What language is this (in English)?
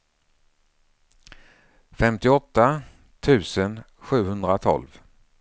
Swedish